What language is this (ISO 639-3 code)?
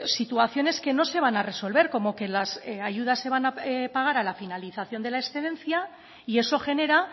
spa